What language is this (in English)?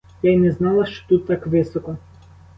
Ukrainian